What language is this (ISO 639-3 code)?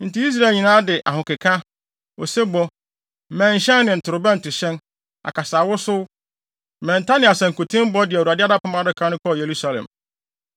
aka